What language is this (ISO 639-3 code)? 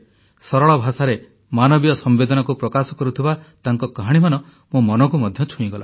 ori